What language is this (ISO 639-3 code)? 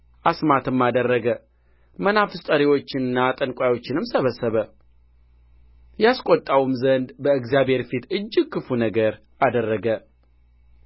amh